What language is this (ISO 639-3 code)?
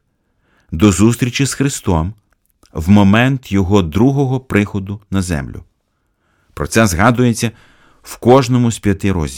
ukr